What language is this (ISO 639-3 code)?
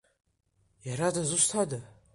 abk